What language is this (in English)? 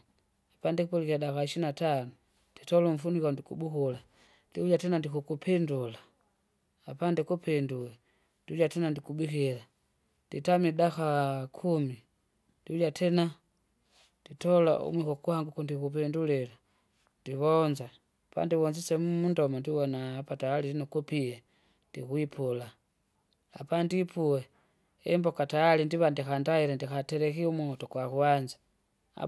Kinga